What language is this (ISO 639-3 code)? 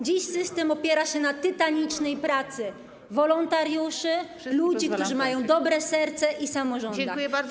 pol